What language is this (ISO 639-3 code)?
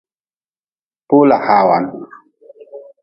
nmz